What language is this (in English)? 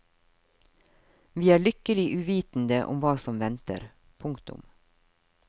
Norwegian